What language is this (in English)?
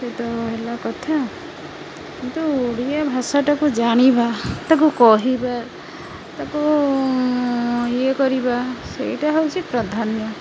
Odia